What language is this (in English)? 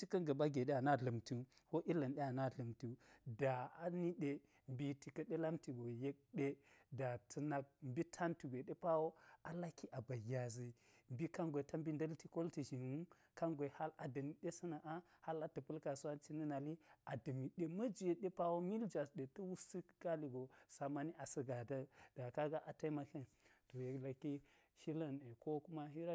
Geji